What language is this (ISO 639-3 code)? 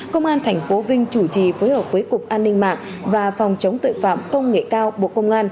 vie